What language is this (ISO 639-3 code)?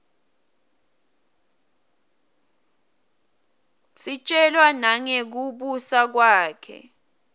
ssw